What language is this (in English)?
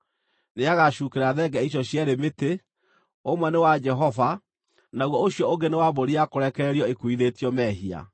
Kikuyu